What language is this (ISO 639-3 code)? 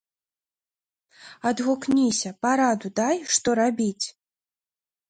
bel